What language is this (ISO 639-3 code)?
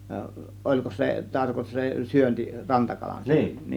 fin